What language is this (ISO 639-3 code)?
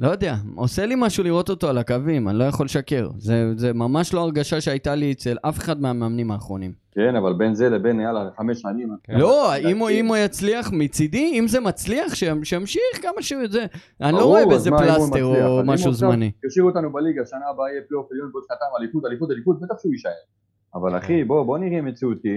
heb